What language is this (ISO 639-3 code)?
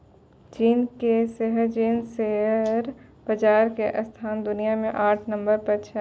mai